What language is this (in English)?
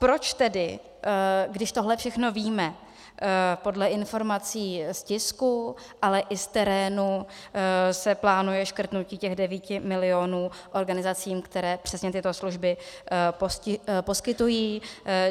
Czech